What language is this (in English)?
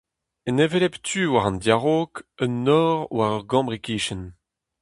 Breton